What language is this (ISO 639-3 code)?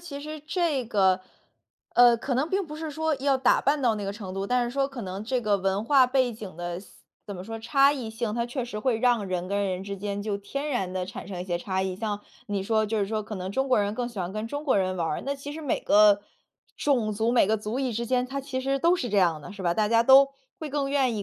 zho